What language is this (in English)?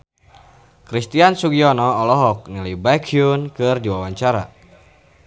Sundanese